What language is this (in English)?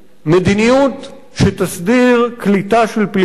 Hebrew